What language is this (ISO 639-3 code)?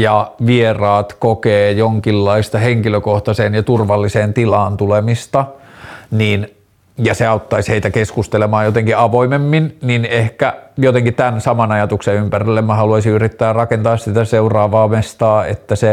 fin